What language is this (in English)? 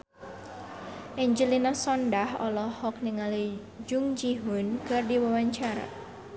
Sundanese